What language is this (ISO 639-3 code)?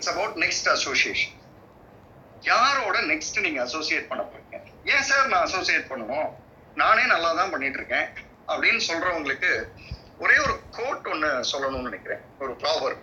tam